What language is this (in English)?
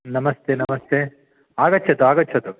Sanskrit